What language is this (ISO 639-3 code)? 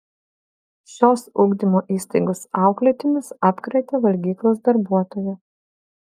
lit